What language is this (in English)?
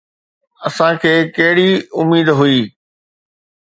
Sindhi